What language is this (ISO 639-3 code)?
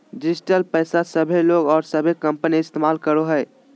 mag